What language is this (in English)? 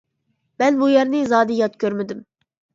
Uyghur